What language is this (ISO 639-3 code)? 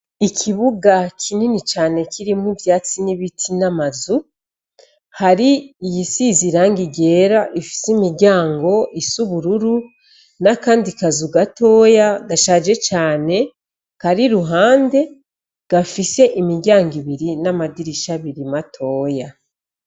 run